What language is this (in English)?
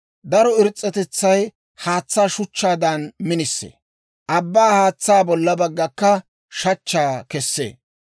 Dawro